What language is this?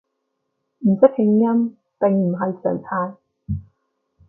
Cantonese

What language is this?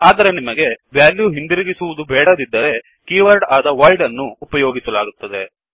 Kannada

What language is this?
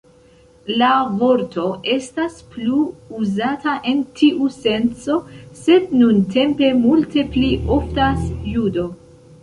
Esperanto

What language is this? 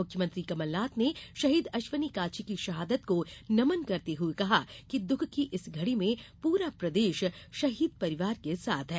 Hindi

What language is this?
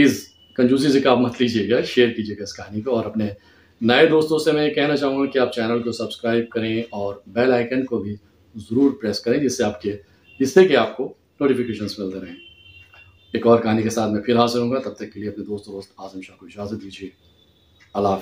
Urdu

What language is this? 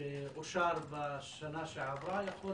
Hebrew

